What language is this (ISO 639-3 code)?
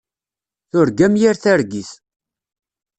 kab